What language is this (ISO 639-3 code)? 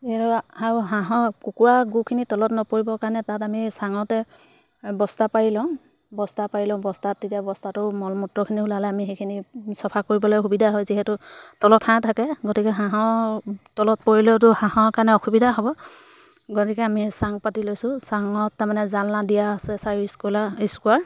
asm